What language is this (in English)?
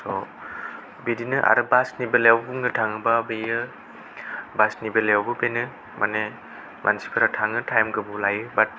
Bodo